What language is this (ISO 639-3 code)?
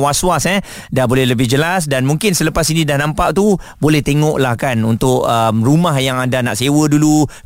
msa